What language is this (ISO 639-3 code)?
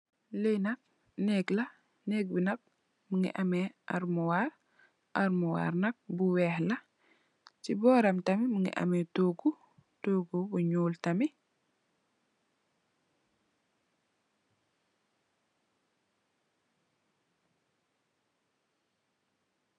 wol